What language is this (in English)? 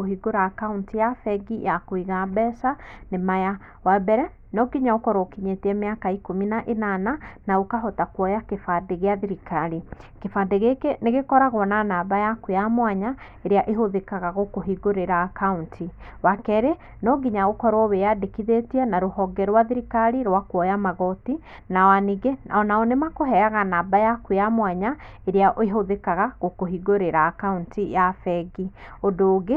Kikuyu